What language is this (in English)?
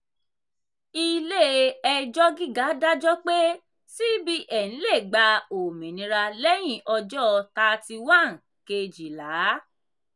Yoruba